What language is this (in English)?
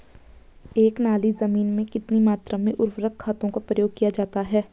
Hindi